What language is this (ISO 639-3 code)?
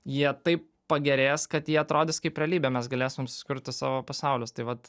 lit